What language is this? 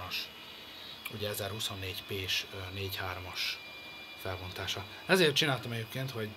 Hungarian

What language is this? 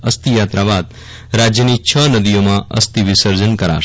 Gujarati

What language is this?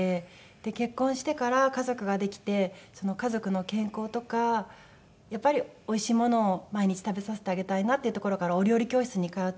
Japanese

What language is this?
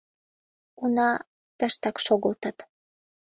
Mari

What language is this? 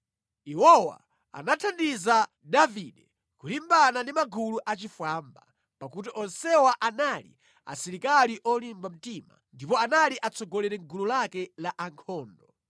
Nyanja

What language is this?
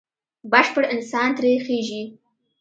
Pashto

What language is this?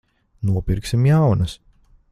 Latvian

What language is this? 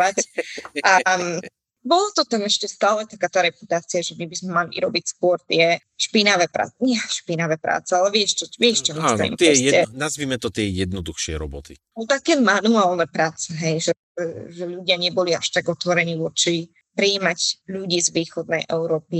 Slovak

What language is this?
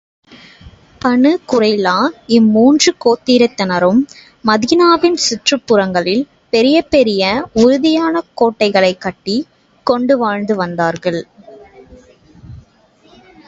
Tamil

